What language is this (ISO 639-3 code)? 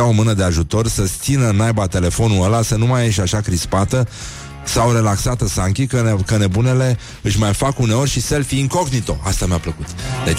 ron